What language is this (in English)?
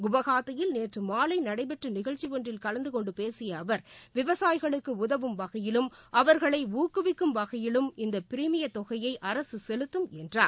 Tamil